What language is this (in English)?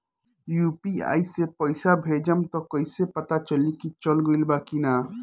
Bhojpuri